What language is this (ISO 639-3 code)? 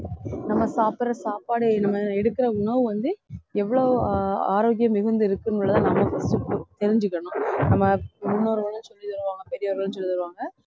tam